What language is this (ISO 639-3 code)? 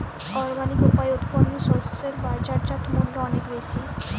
ben